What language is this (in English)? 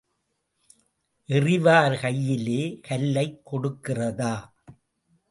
Tamil